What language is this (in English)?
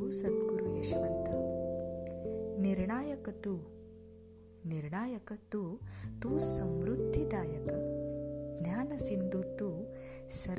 Marathi